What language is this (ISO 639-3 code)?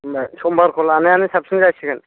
brx